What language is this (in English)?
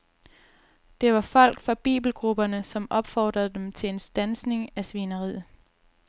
Danish